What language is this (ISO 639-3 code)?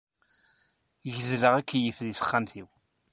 kab